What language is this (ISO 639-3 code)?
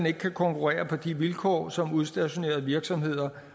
dan